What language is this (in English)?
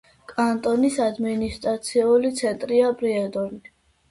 Georgian